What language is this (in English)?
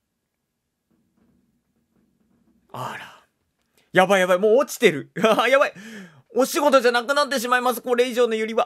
Japanese